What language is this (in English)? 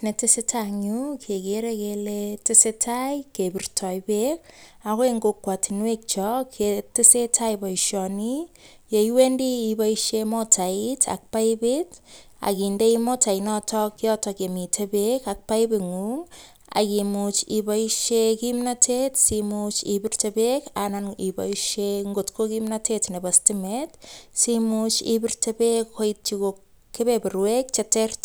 Kalenjin